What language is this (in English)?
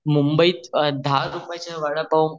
Marathi